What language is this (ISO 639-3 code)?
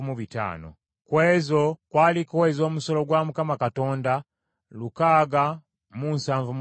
lug